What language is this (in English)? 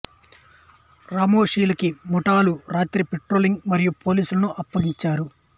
Telugu